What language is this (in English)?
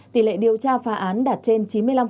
Vietnamese